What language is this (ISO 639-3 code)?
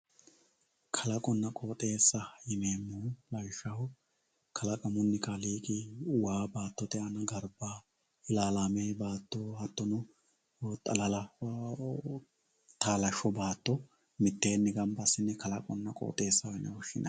sid